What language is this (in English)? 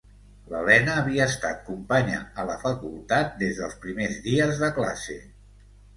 Catalan